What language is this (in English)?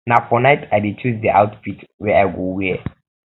Nigerian Pidgin